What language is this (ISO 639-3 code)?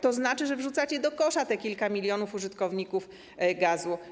pol